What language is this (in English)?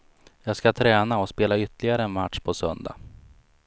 Swedish